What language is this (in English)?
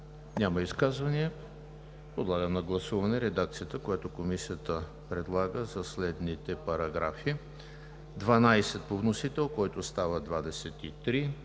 Bulgarian